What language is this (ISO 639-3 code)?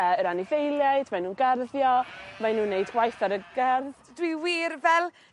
cym